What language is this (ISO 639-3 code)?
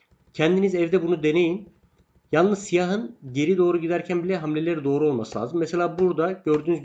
tur